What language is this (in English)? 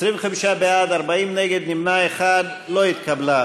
Hebrew